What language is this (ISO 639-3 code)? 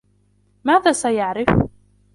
ara